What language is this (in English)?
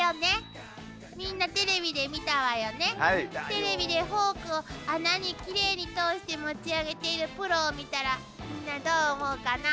Japanese